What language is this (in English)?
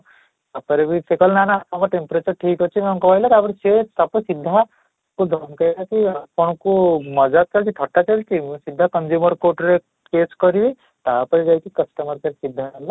Odia